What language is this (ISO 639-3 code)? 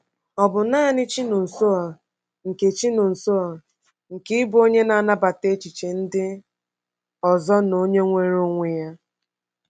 ibo